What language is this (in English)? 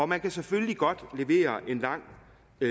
Danish